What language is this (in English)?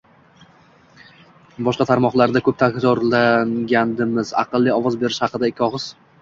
Uzbek